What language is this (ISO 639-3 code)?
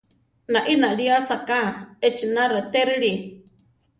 tar